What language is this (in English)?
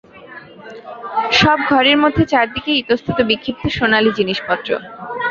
Bangla